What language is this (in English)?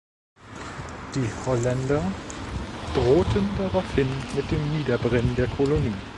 German